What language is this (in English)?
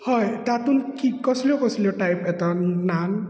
Konkani